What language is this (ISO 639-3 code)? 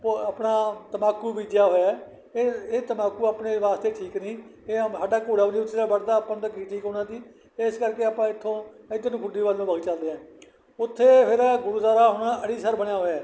pan